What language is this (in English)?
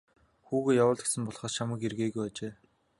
Mongolian